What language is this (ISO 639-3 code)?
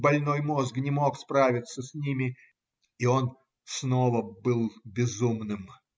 rus